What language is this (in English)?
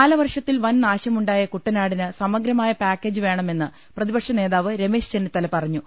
Malayalam